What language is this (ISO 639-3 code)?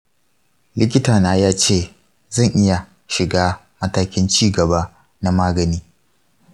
hau